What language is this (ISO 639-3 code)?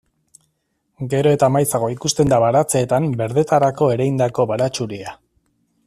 eus